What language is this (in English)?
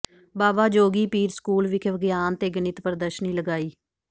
Punjabi